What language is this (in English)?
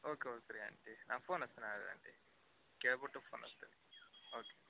Kannada